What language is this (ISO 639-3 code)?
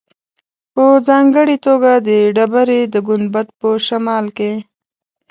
pus